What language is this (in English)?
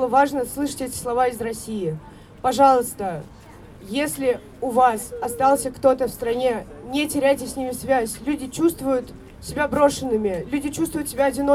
Russian